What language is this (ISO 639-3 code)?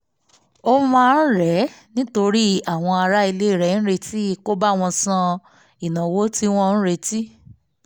yor